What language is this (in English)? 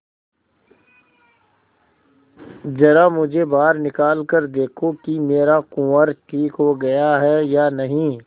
Hindi